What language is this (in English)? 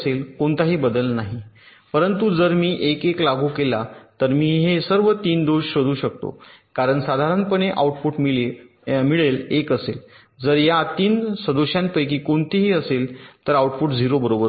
Marathi